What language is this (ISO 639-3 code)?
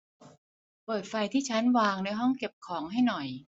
tha